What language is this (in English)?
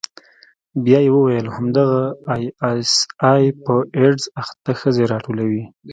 Pashto